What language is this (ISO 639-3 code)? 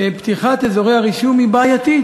heb